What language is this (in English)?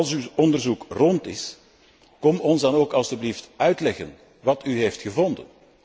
Dutch